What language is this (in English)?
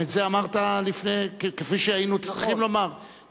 Hebrew